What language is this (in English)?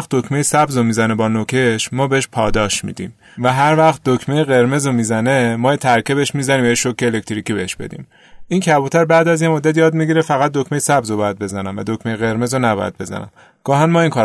Persian